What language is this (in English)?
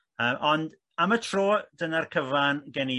Welsh